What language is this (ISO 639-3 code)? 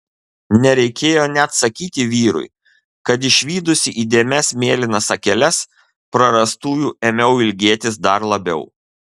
lit